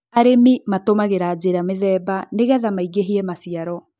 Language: Kikuyu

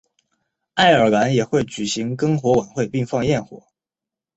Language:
Chinese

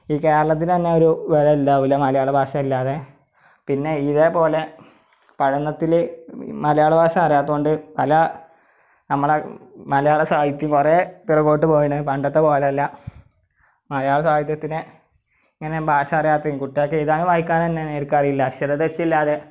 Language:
Malayalam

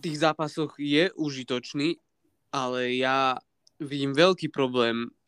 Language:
Slovak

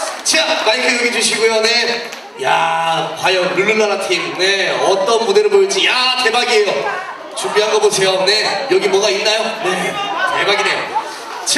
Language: Korean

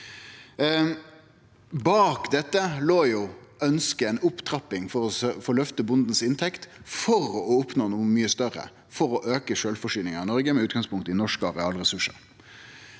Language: Norwegian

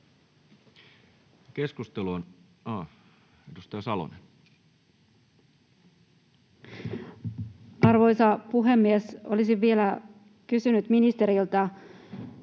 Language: Finnish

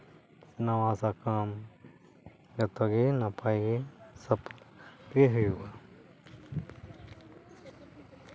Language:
Santali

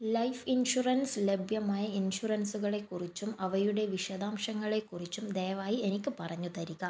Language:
Malayalam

